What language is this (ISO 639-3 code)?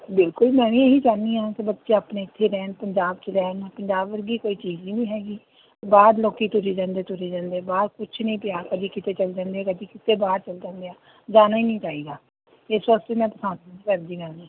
pan